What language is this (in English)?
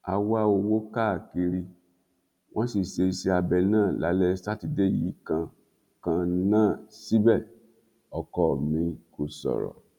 Yoruba